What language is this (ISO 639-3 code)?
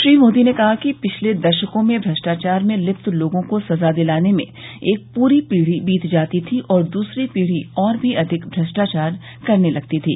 hin